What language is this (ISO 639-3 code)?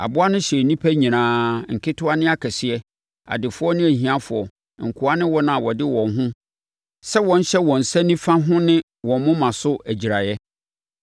aka